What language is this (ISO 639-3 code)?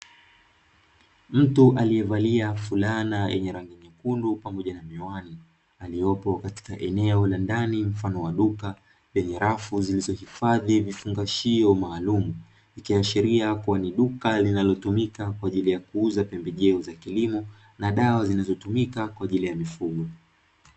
swa